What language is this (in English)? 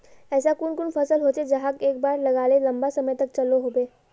Magahi